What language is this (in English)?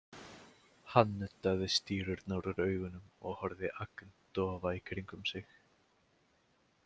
Icelandic